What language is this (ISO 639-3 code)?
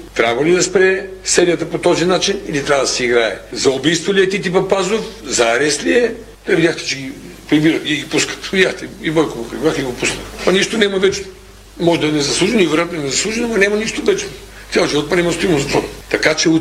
bul